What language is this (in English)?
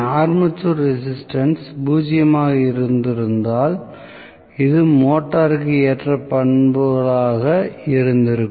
Tamil